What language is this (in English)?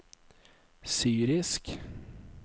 Norwegian